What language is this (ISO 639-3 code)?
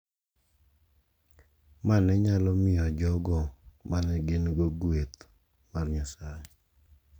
luo